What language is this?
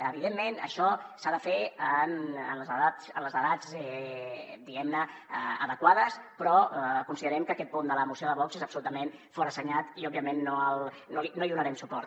Catalan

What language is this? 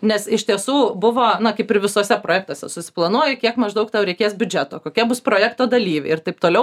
Lithuanian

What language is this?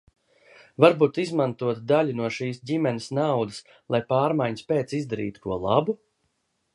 Latvian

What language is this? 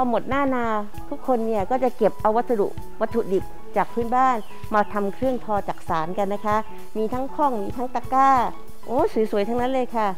Thai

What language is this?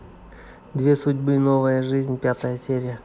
Russian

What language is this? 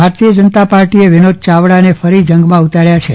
Gujarati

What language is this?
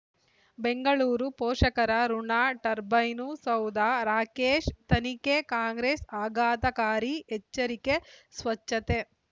Kannada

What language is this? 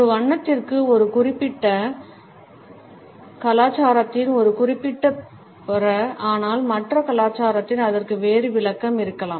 Tamil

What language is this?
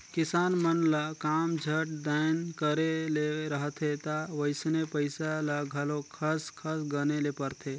Chhattisgarhi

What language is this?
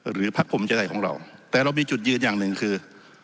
Thai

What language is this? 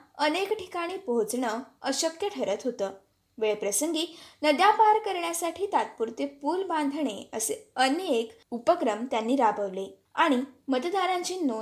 Marathi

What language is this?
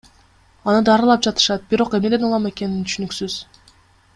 Kyrgyz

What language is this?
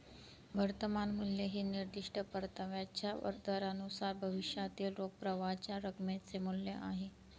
Marathi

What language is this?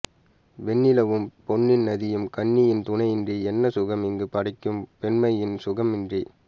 Tamil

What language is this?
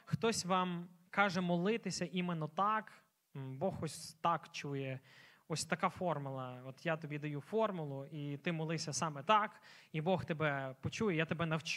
Ukrainian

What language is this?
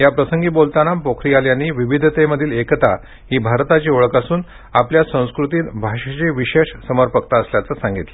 Marathi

